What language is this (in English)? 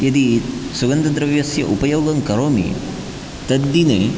Sanskrit